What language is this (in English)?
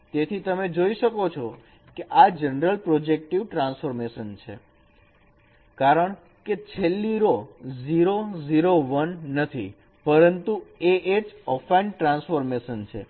Gujarati